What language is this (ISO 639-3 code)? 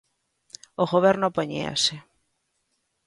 glg